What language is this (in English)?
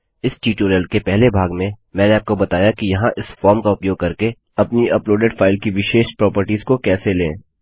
Hindi